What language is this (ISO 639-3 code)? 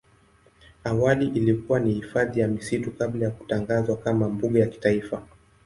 swa